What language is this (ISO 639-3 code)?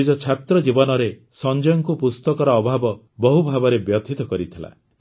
ori